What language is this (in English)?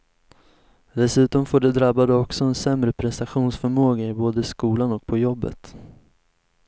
Swedish